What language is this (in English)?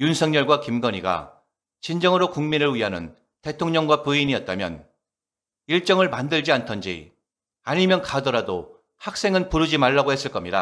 Korean